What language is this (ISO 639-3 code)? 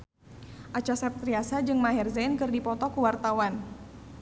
sun